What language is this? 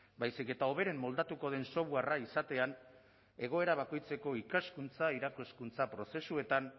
Basque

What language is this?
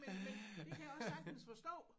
Danish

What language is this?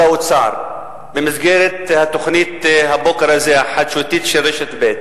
Hebrew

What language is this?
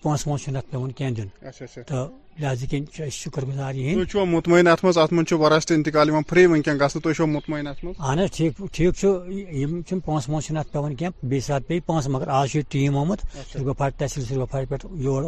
Urdu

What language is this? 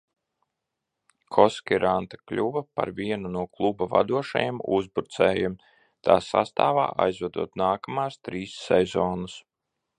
Latvian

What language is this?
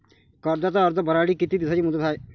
Marathi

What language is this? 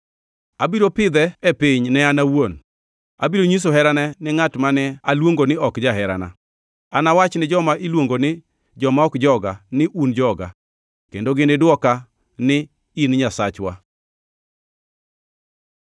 Luo (Kenya and Tanzania)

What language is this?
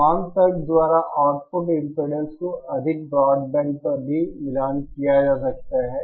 Hindi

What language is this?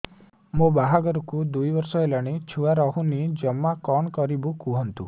Odia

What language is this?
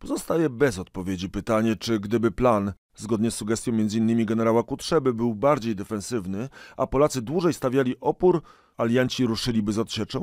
Polish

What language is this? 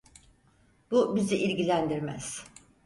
Turkish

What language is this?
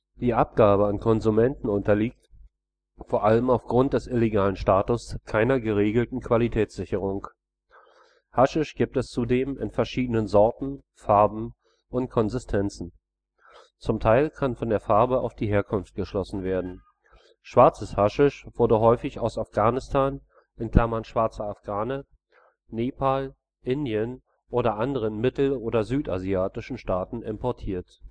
German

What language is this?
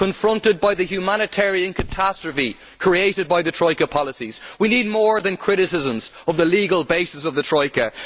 English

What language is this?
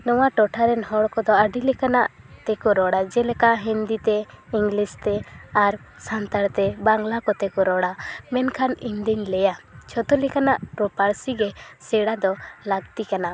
Santali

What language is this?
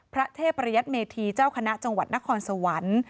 Thai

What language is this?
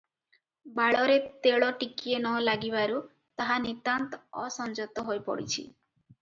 Odia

